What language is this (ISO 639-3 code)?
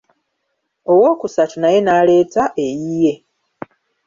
lug